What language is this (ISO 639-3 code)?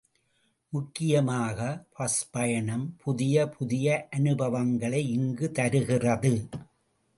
tam